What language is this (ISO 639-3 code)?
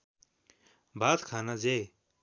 nep